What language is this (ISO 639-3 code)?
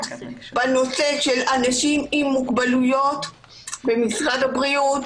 heb